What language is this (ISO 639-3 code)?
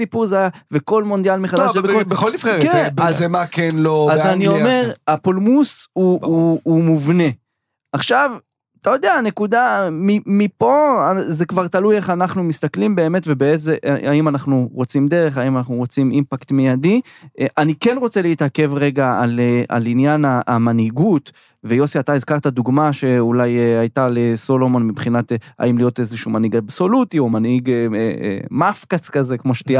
heb